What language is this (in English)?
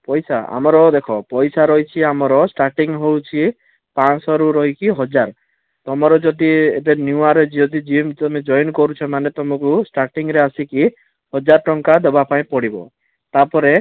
Odia